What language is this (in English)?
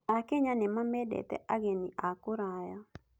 Kikuyu